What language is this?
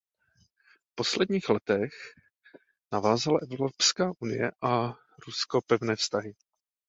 Czech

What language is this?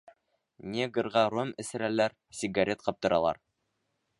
Bashkir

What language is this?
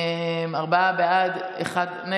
Hebrew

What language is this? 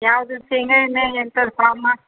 Kannada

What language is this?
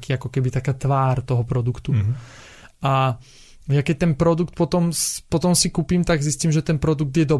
Slovak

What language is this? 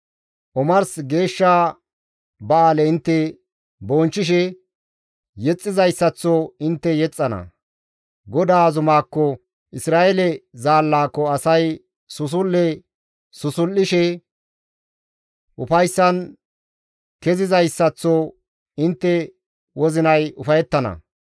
Gamo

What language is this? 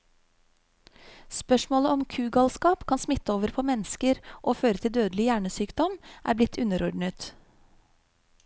Norwegian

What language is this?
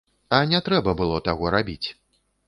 Belarusian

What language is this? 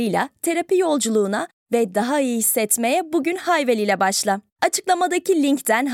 Turkish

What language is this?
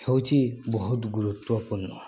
Odia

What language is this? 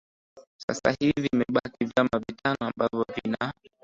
Swahili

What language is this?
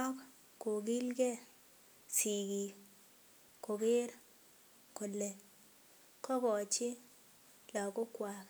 Kalenjin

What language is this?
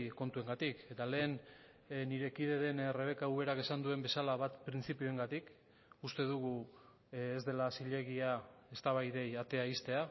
Basque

